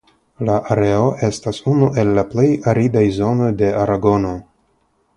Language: Esperanto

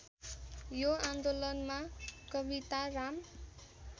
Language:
Nepali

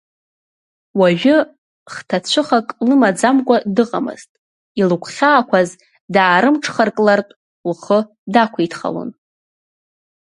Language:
Abkhazian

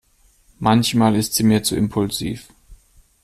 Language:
German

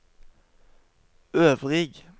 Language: Norwegian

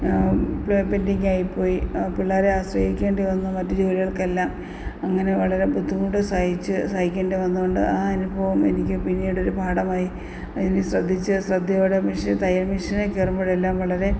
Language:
Malayalam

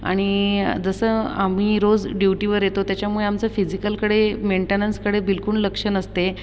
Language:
Marathi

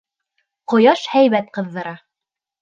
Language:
Bashkir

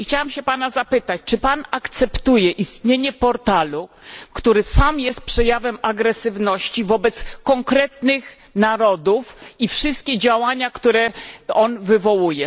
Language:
Polish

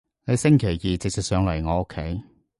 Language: Cantonese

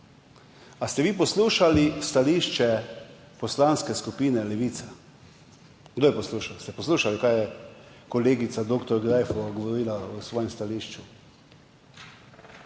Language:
Slovenian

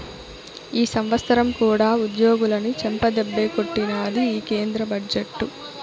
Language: Telugu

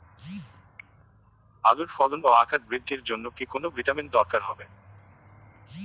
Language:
Bangla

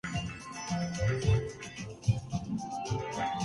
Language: Urdu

